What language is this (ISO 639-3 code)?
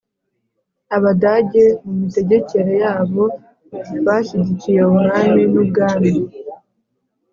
kin